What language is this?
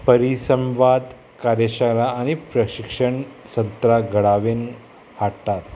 Konkani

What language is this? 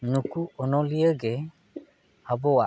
Santali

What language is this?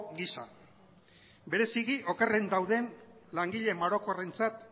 Basque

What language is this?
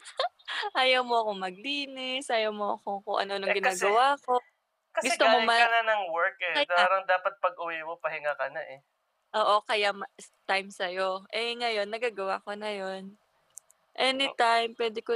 Filipino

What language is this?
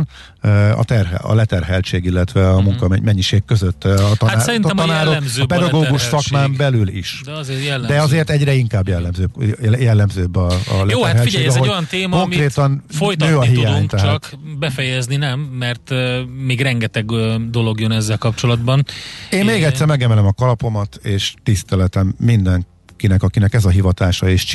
Hungarian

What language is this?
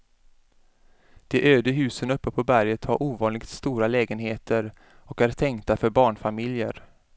Swedish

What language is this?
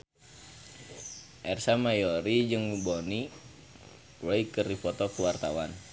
Sundanese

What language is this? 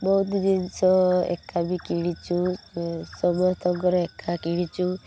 Odia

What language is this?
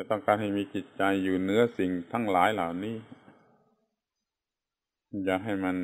Thai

